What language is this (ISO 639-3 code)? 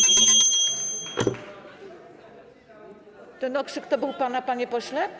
pol